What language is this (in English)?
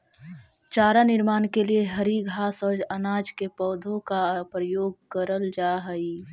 Magahi